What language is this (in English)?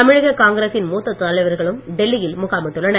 Tamil